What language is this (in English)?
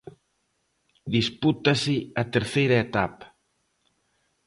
Galician